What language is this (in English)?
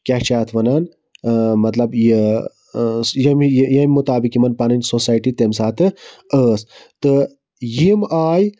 Kashmiri